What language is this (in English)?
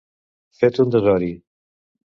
Catalan